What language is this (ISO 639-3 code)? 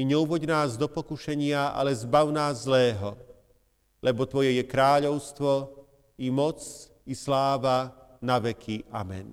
slk